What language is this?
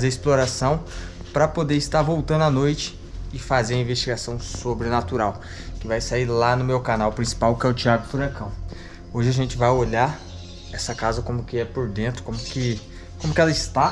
Portuguese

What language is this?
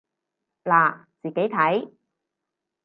Cantonese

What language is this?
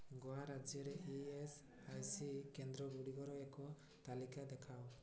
Odia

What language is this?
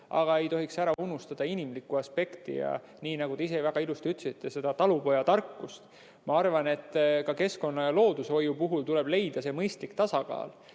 Estonian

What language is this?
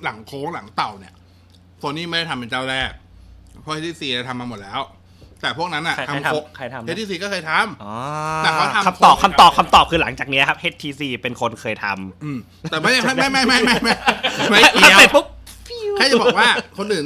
Thai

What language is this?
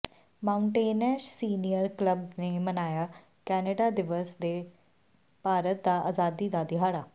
Punjabi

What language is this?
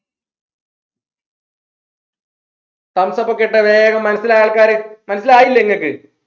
Malayalam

